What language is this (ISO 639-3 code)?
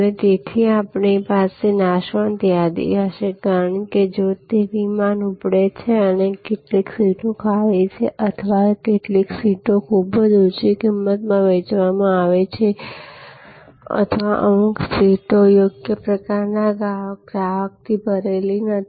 guj